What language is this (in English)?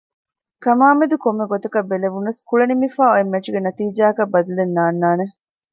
Divehi